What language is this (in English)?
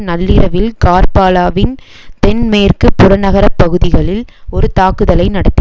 Tamil